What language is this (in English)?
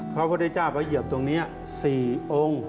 Thai